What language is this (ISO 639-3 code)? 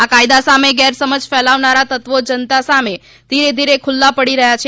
guj